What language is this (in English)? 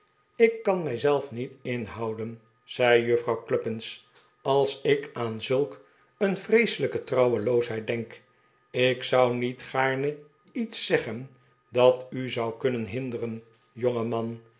Dutch